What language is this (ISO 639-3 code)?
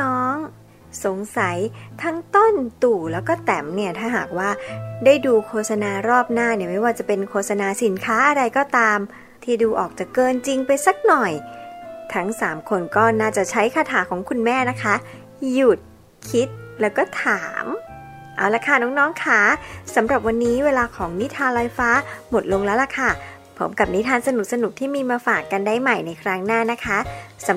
tha